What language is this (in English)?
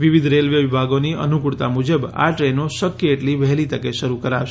Gujarati